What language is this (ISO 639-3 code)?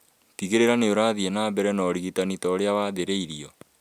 kik